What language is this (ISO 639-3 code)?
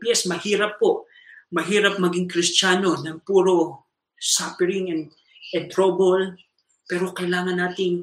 fil